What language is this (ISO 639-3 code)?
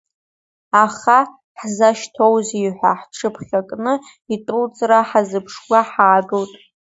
abk